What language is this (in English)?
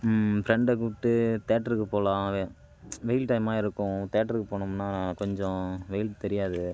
Tamil